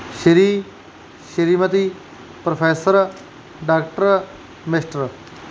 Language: Punjabi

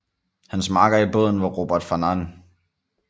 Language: Danish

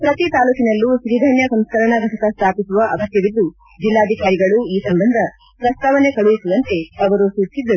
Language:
Kannada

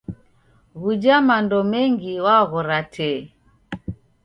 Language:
Taita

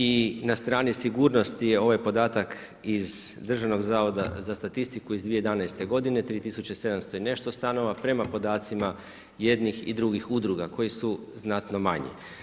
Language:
Croatian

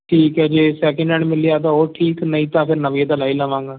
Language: Punjabi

